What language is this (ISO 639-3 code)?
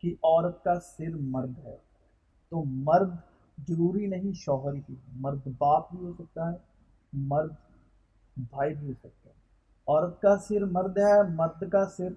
urd